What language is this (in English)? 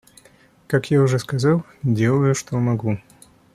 Russian